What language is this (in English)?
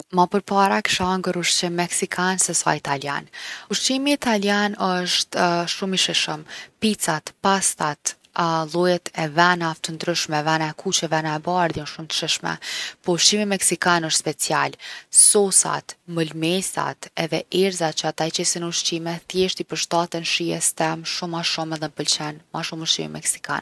Gheg Albanian